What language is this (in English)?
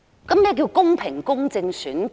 Cantonese